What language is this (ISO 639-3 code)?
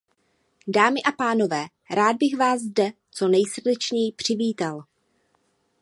ces